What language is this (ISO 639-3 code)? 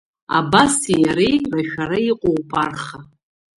abk